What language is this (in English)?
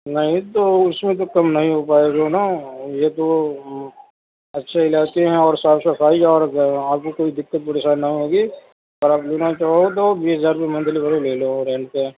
Urdu